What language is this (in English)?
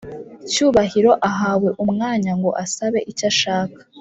Kinyarwanda